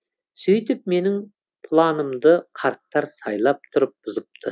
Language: Kazakh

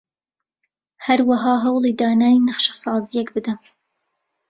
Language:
Central Kurdish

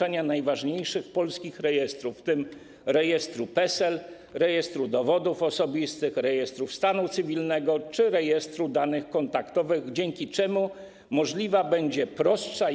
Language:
Polish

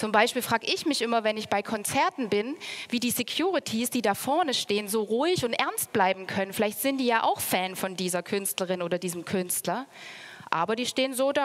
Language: German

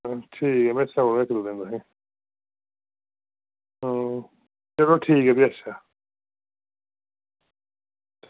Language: Dogri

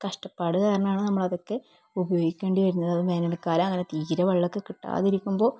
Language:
Malayalam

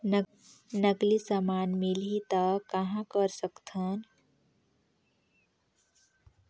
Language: Chhattisgarhi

